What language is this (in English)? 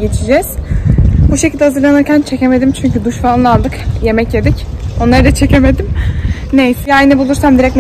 Turkish